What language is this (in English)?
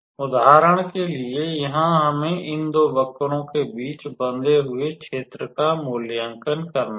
Hindi